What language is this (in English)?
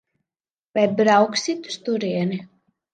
Latvian